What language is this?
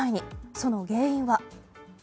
Japanese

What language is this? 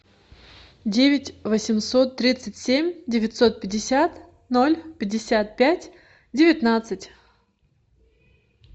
Russian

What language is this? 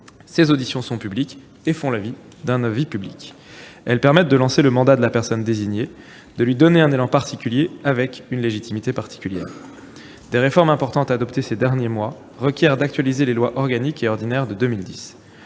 French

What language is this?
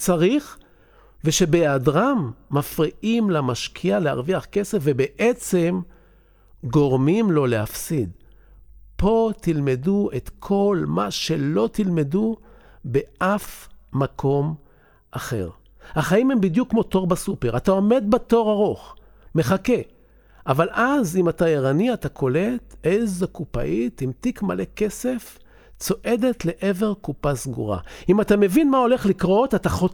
Hebrew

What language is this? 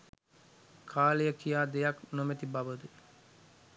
Sinhala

